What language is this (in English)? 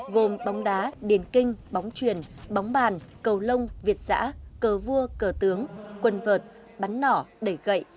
Vietnamese